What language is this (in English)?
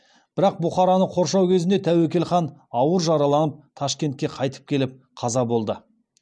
Kazakh